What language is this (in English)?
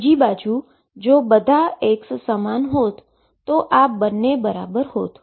Gujarati